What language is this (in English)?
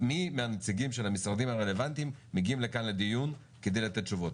Hebrew